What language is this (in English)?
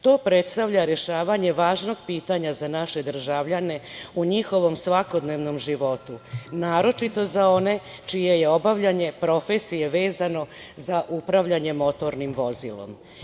Serbian